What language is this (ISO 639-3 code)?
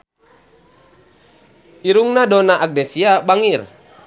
sun